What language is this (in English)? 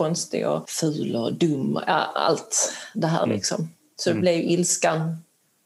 Swedish